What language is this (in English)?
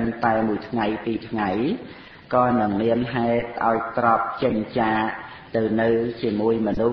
Vietnamese